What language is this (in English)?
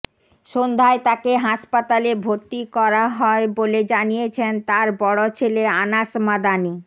Bangla